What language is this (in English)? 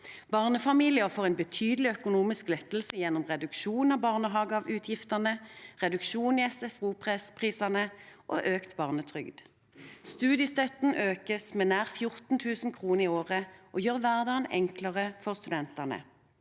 Norwegian